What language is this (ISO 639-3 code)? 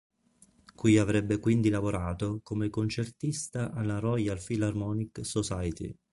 ita